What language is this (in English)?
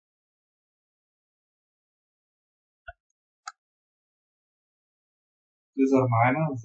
Arabic